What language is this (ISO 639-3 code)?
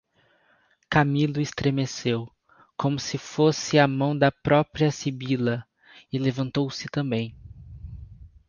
por